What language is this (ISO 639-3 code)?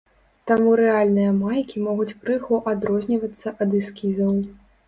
bel